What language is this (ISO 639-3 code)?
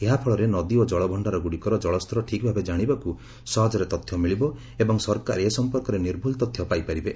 ori